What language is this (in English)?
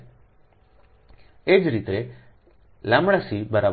Gujarati